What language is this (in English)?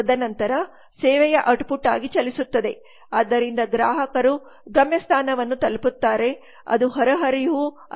Kannada